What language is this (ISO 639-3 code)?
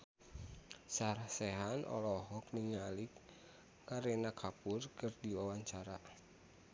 sun